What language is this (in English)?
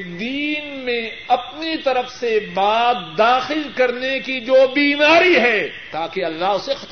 Urdu